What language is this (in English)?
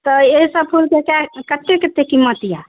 Maithili